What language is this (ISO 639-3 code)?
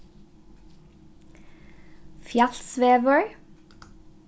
fao